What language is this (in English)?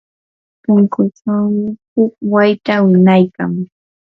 Yanahuanca Pasco Quechua